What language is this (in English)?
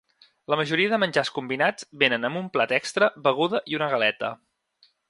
Catalan